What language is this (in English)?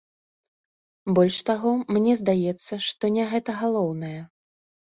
Belarusian